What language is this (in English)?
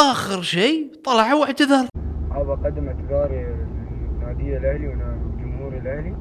Arabic